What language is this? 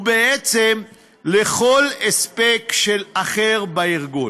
Hebrew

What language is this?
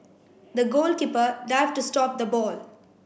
English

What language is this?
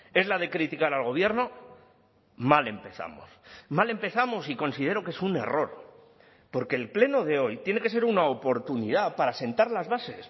Spanish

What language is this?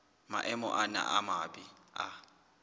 Southern Sotho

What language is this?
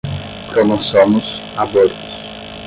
Portuguese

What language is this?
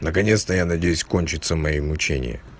Russian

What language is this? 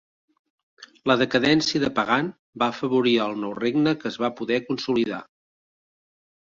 Catalan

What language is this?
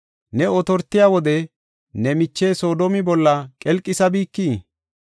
Gofa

